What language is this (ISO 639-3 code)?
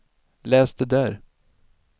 swe